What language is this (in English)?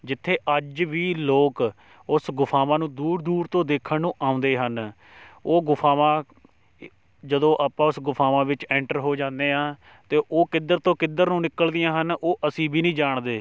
Punjabi